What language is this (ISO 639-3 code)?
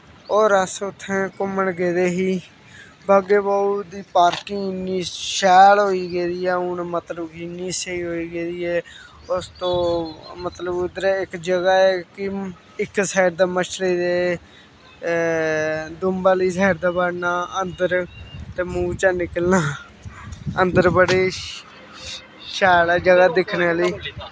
doi